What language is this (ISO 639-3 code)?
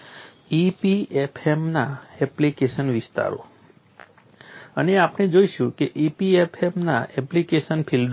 guj